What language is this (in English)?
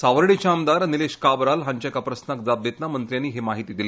Konkani